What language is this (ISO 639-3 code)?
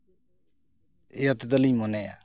sat